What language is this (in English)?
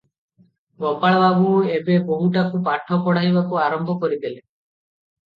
Odia